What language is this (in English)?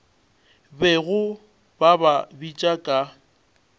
Northern Sotho